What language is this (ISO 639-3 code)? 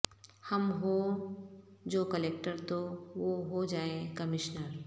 urd